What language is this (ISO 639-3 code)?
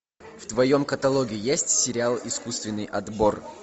rus